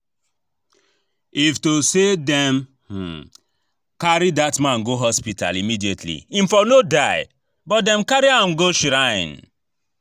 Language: Nigerian Pidgin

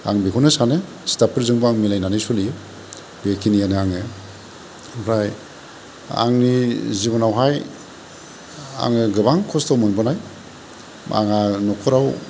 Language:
Bodo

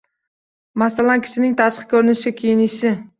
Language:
Uzbek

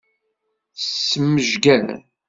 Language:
Kabyle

